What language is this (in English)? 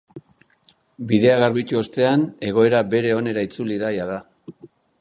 Basque